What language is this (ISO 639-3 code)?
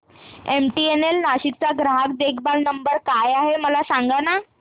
mar